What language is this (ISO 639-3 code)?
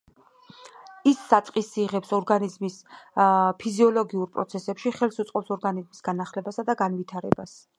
kat